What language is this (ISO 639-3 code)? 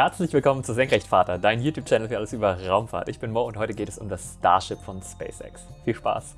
deu